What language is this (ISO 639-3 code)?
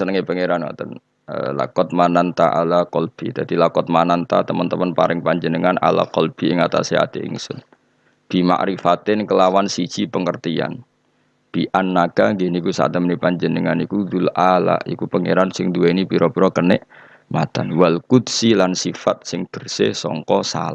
ind